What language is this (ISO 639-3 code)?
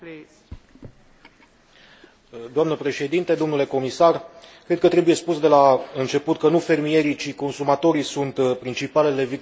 ron